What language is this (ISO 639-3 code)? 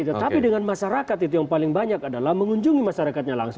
ind